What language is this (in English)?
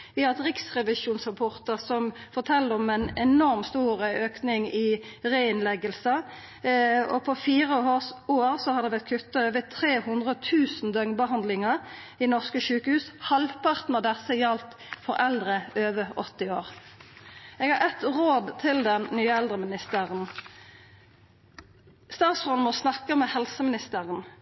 Norwegian Nynorsk